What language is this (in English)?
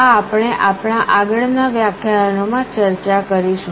Gujarati